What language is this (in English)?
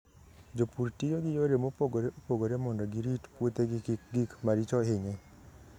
Luo (Kenya and Tanzania)